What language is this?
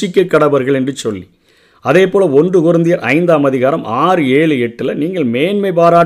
Tamil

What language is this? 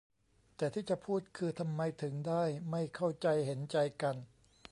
Thai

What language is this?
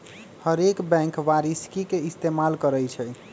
Magahi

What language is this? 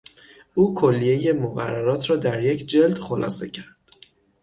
Persian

